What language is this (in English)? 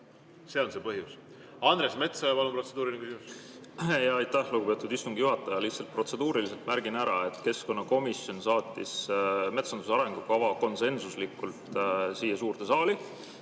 Estonian